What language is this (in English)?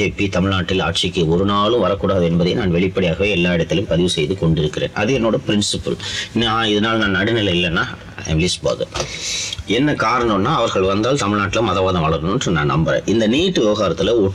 Tamil